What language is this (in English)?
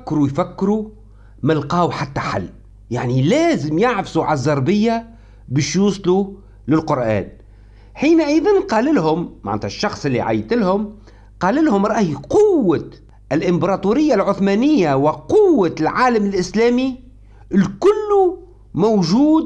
Arabic